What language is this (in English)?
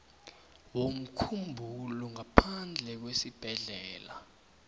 South Ndebele